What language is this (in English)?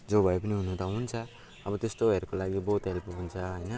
Nepali